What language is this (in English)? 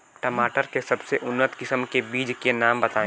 Bhojpuri